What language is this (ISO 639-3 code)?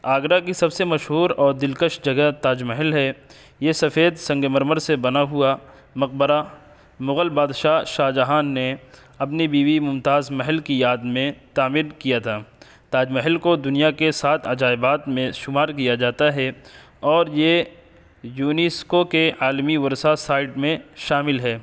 urd